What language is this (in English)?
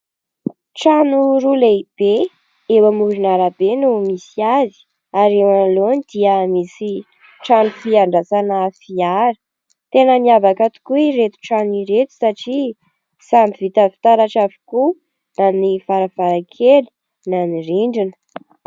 Malagasy